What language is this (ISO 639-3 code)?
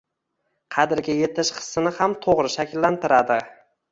uzb